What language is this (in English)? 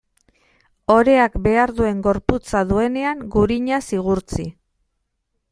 Basque